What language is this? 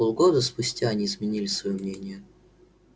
Russian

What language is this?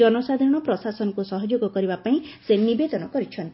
Odia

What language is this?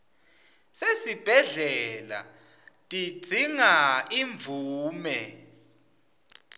Swati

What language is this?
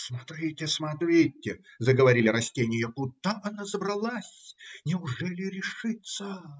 Russian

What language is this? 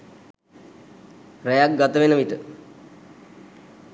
Sinhala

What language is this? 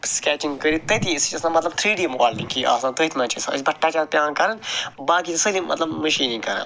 Kashmiri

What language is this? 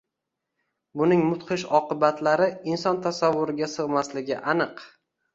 Uzbek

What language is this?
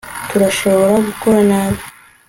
Kinyarwanda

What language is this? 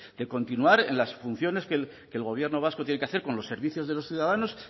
Spanish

